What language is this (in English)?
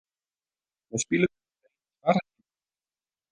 Western Frisian